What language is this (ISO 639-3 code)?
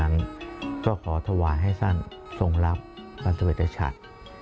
tha